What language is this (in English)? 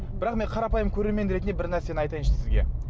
Kazakh